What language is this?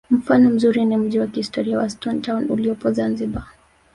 Swahili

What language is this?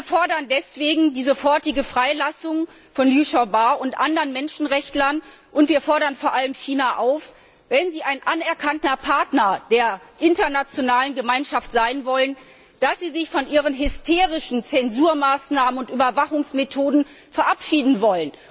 German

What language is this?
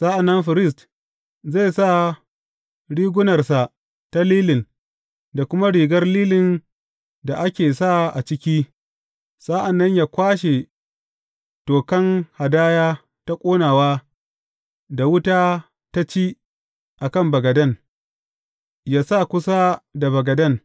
Hausa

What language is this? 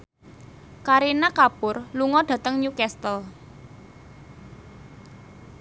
Javanese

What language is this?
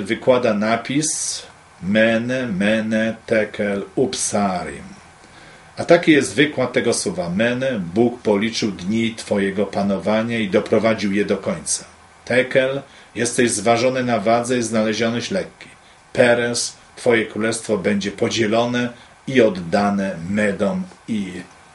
Polish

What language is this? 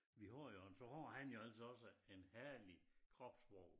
Danish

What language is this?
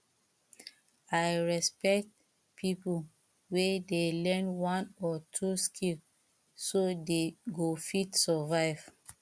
Nigerian Pidgin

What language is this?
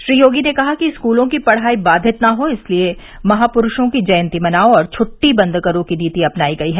Hindi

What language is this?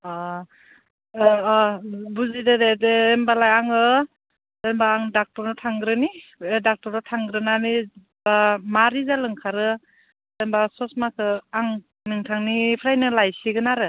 Bodo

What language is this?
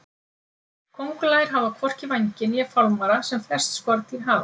Icelandic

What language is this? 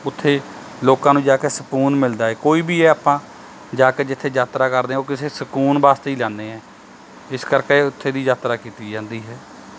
Punjabi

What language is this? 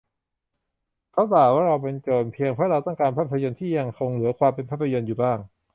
Thai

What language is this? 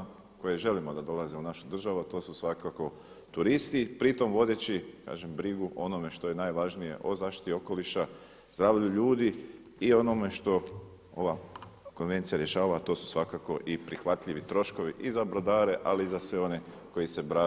Croatian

